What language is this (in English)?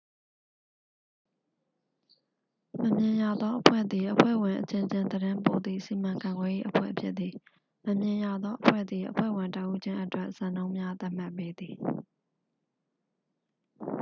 Burmese